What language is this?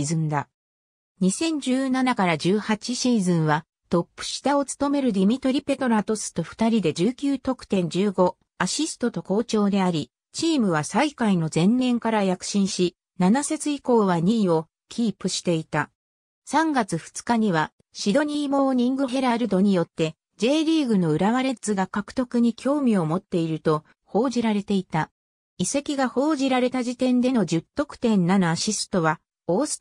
Japanese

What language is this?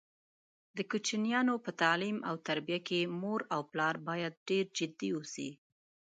Pashto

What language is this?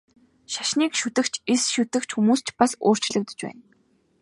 Mongolian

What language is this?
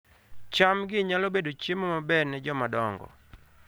Luo (Kenya and Tanzania)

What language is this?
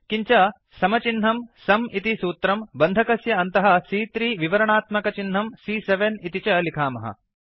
Sanskrit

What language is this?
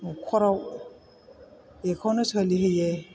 Bodo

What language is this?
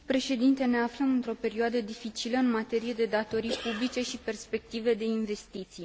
Romanian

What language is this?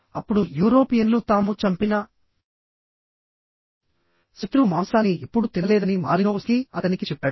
Telugu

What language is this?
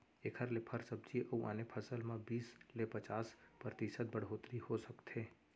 Chhattisgarhi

